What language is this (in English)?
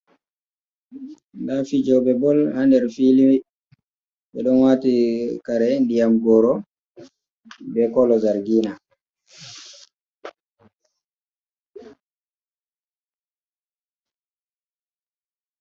Fula